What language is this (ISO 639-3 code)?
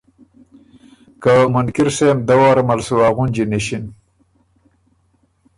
oru